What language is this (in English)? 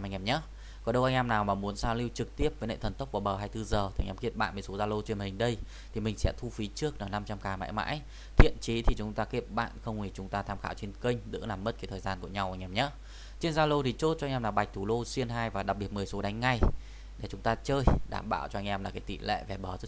Vietnamese